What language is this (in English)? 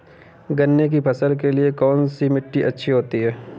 Hindi